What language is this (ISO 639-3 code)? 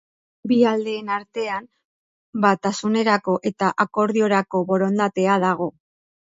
eus